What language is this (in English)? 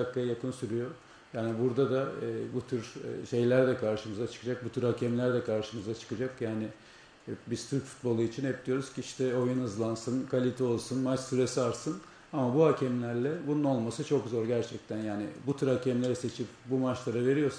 Turkish